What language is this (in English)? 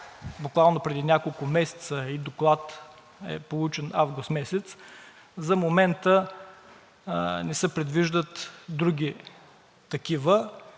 Bulgarian